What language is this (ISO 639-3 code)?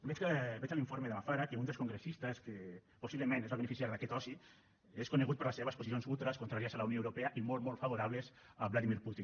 cat